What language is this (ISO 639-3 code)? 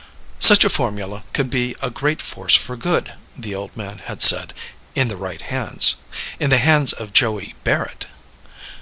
eng